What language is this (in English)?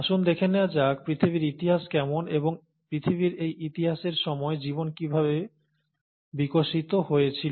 Bangla